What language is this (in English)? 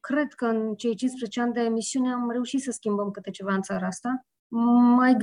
Romanian